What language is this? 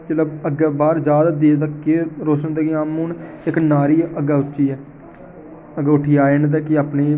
Dogri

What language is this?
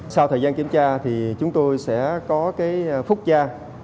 Vietnamese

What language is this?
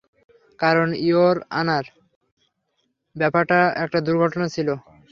Bangla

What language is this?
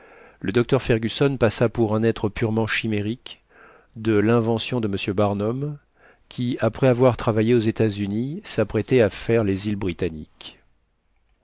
French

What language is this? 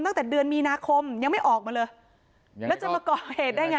Thai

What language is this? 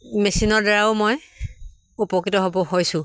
Assamese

